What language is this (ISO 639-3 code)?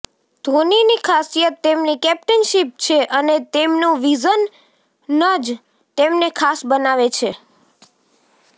guj